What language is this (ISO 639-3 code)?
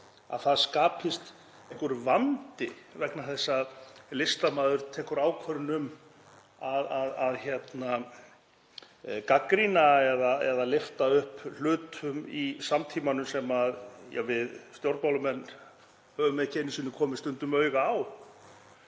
isl